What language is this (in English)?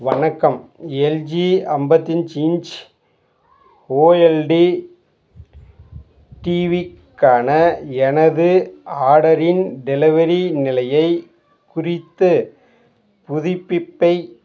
Tamil